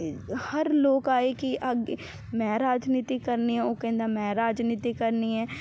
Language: Punjabi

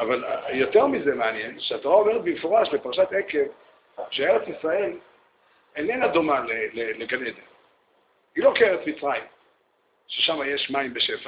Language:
Hebrew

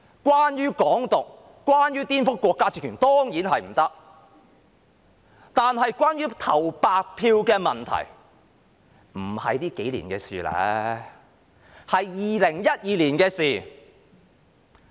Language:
Cantonese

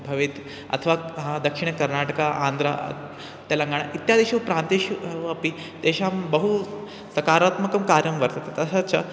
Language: Sanskrit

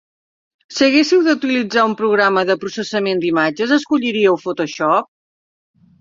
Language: Catalan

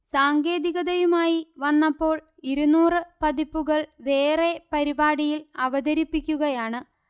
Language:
Malayalam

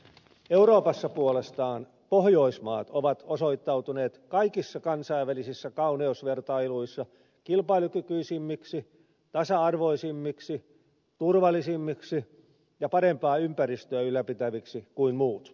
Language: Finnish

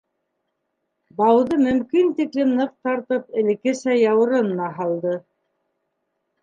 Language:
Bashkir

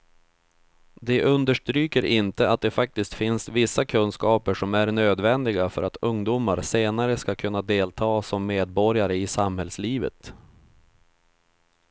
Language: Swedish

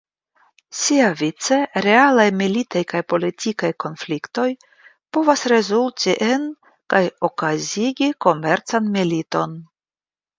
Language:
Esperanto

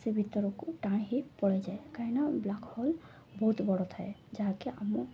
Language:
Odia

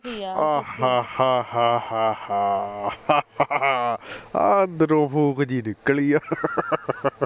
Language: Punjabi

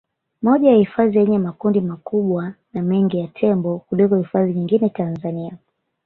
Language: Swahili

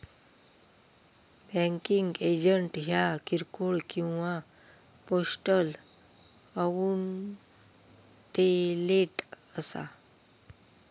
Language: Marathi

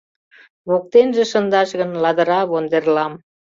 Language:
Mari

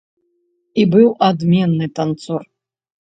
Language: Belarusian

